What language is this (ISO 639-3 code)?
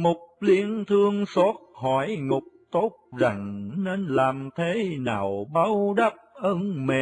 vie